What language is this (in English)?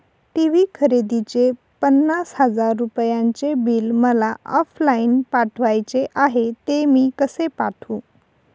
Marathi